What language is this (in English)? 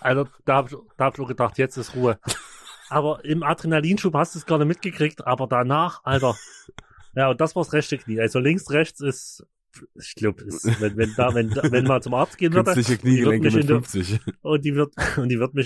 German